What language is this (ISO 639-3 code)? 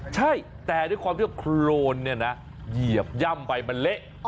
tha